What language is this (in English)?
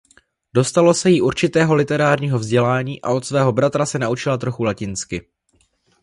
Czech